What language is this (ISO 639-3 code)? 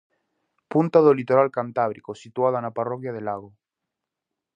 glg